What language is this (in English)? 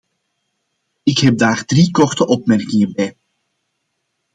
Dutch